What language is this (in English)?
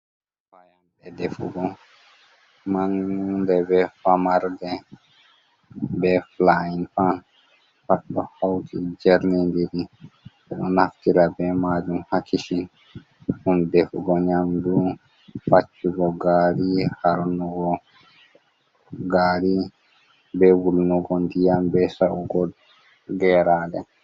Fula